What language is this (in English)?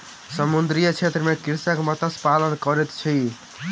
Maithili